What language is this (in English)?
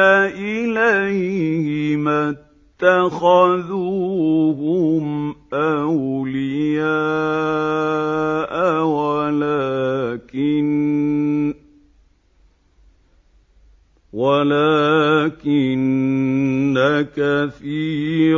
Arabic